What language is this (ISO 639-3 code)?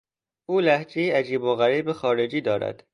fas